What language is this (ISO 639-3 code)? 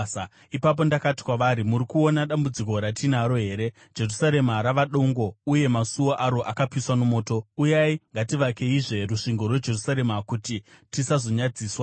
sna